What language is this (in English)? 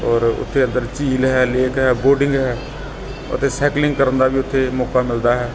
Punjabi